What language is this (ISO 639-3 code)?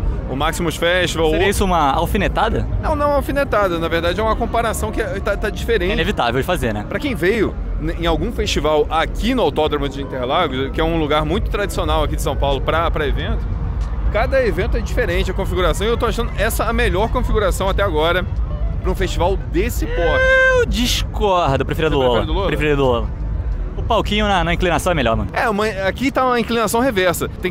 por